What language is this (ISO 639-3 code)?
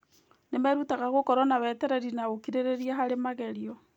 kik